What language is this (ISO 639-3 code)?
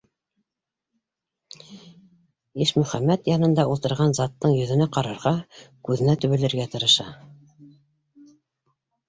bak